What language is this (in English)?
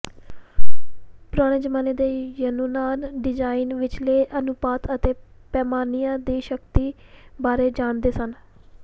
Punjabi